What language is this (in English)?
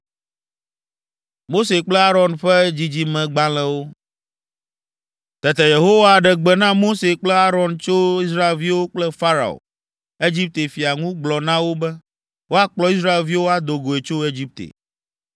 Ewe